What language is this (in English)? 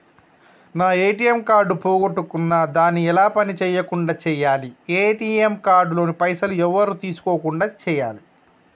Telugu